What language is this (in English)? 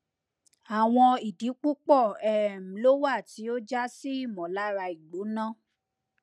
Yoruba